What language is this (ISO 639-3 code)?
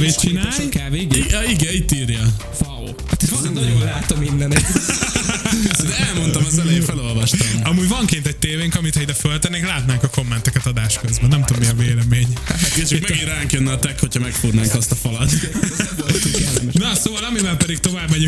hun